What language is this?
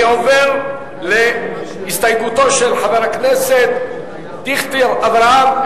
Hebrew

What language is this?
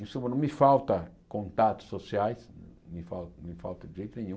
Portuguese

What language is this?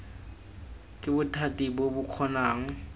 Tswana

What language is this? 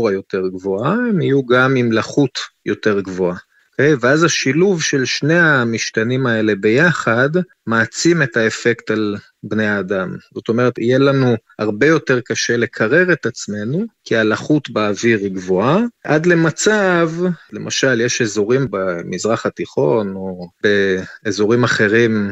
Hebrew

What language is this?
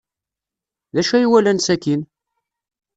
Kabyle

